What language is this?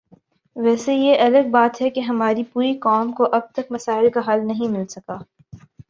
Urdu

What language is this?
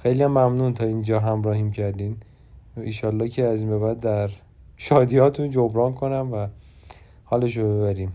Persian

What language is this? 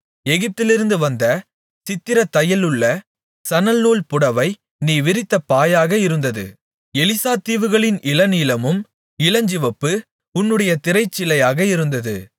Tamil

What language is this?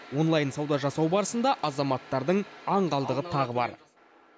Kazakh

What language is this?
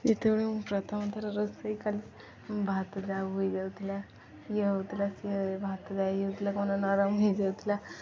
Odia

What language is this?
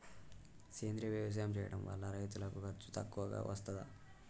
Telugu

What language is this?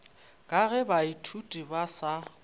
Northern Sotho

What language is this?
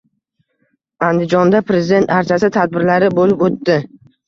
Uzbek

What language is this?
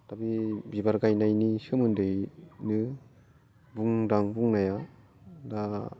Bodo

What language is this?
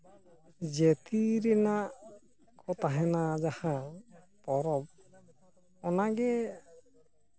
Santali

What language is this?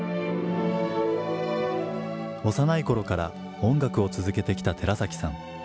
Japanese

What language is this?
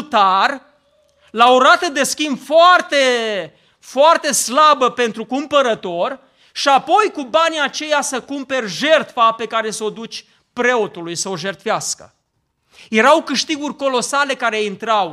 Romanian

